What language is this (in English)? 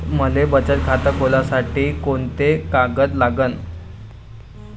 Marathi